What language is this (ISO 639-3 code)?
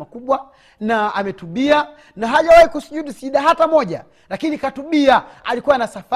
swa